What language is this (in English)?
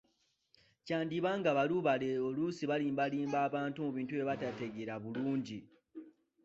Ganda